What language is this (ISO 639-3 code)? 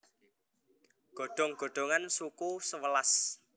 jav